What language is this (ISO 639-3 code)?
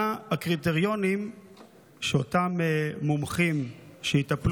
heb